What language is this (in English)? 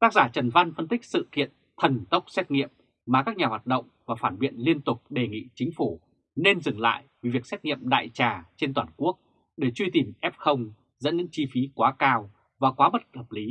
Vietnamese